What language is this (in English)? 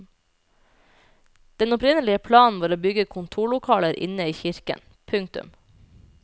Norwegian